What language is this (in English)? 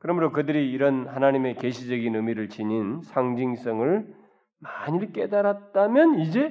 Korean